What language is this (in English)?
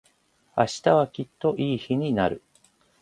Japanese